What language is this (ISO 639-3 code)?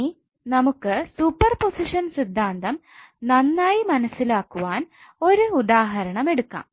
mal